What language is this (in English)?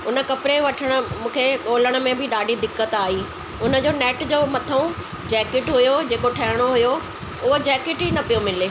Sindhi